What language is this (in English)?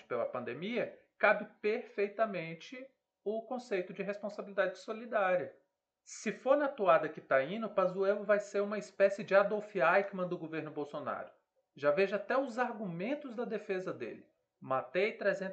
Portuguese